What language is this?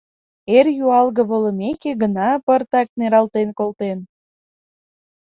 Mari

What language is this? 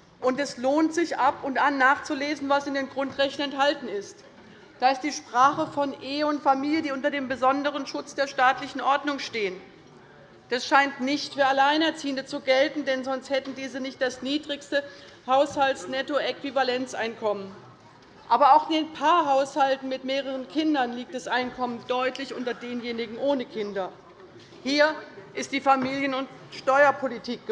German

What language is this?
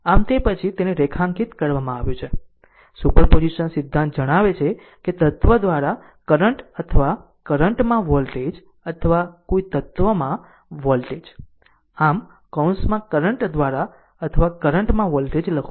Gujarati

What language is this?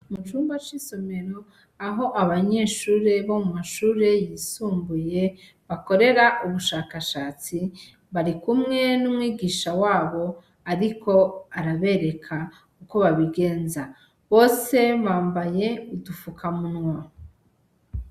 Rundi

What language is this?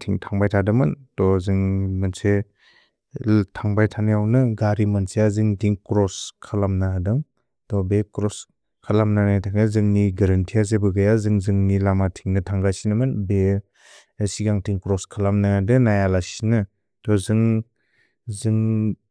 Bodo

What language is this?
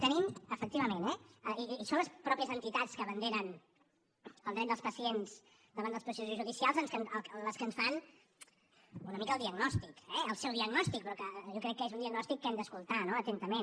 Catalan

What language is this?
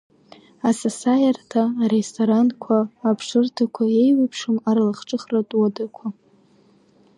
Abkhazian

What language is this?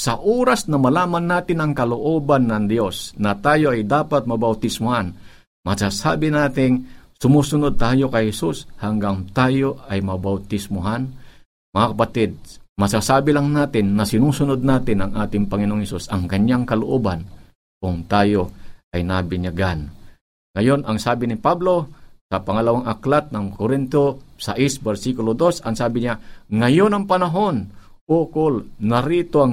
Filipino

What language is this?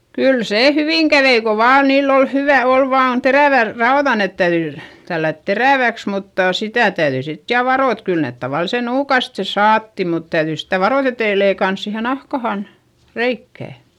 Finnish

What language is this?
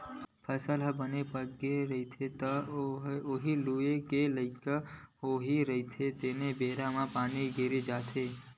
Chhattisgarhi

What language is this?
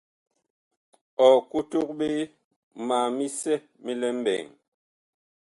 Bakoko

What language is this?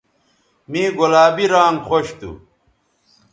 Bateri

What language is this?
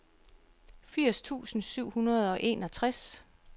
Danish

